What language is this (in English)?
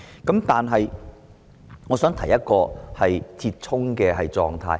Cantonese